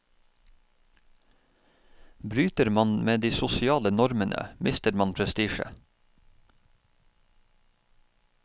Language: Norwegian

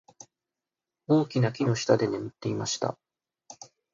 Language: Japanese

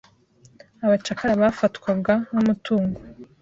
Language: Kinyarwanda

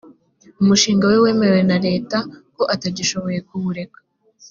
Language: Kinyarwanda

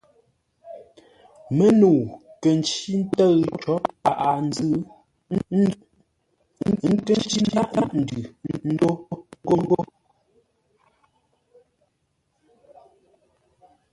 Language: Ngombale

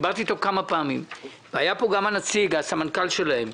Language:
Hebrew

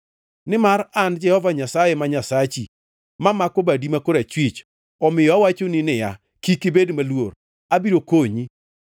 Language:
Luo (Kenya and Tanzania)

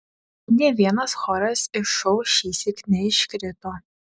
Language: Lithuanian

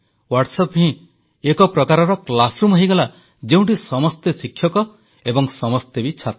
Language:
Odia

